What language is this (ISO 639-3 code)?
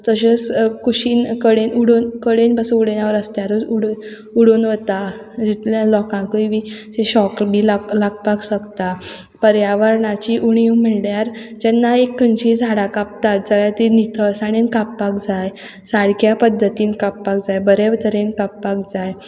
kok